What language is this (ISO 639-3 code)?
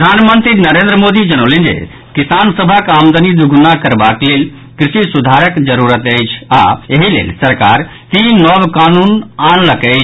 mai